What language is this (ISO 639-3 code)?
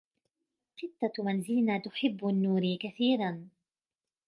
ara